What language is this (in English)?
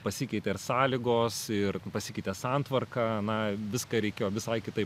Lithuanian